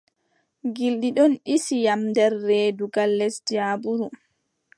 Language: Adamawa Fulfulde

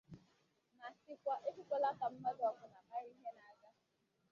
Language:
Igbo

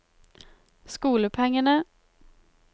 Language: Norwegian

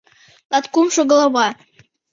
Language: Mari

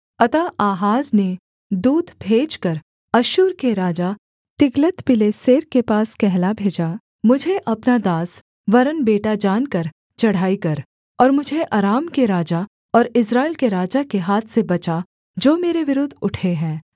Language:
Hindi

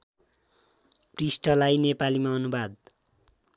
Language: Nepali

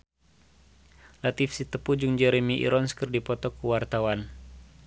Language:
Sundanese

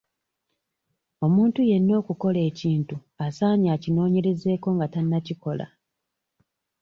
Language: Ganda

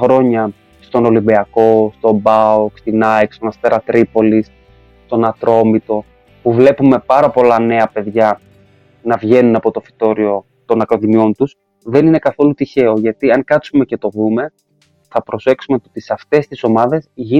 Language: Greek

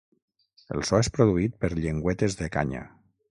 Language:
Catalan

